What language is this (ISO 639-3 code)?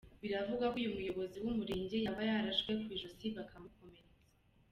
kin